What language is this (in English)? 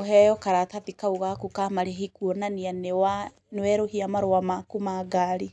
Kikuyu